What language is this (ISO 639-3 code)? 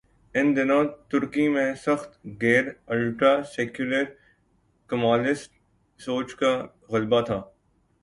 urd